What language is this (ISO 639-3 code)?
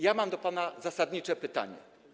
pol